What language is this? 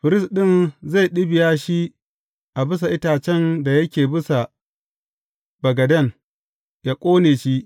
Hausa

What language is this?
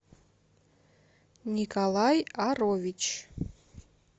Russian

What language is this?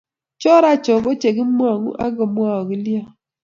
Kalenjin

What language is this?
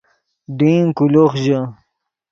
Yidgha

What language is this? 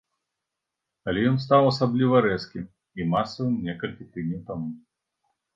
Belarusian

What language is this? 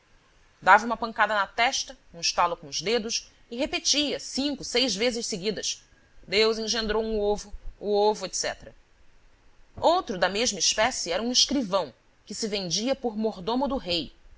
Portuguese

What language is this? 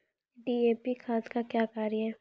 Maithili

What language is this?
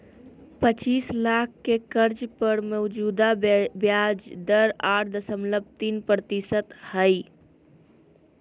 Magahi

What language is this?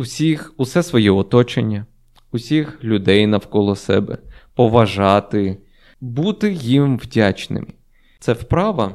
Ukrainian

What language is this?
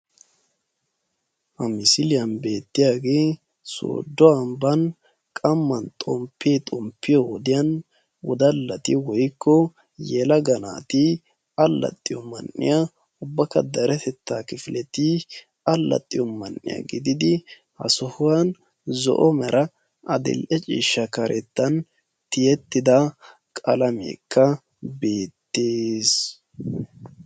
Wolaytta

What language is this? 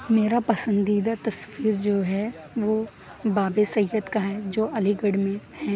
Urdu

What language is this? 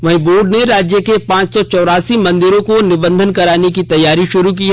Hindi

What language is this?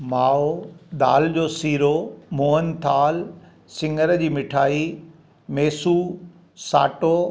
Sindhi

